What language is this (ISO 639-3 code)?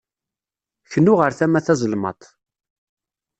kab